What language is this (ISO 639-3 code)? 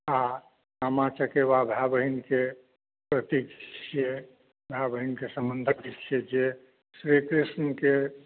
mai